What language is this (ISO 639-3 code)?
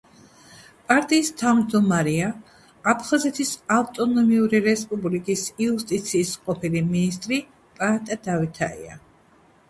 kat